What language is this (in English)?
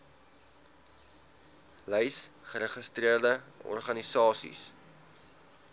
Afrikaans